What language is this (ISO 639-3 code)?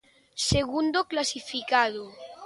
glg